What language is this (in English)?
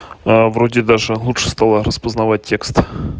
Russian